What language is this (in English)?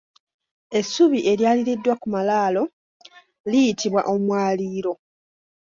Ganda